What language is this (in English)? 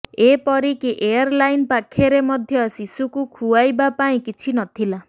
Odia